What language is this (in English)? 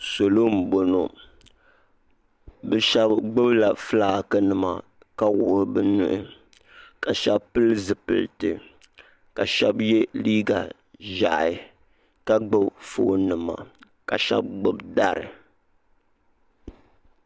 Dagbani